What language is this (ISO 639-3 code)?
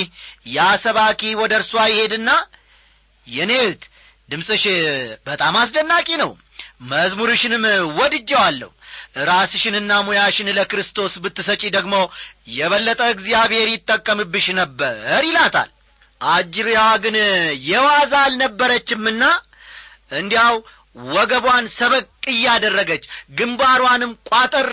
amh